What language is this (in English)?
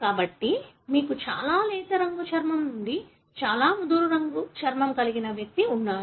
Telugu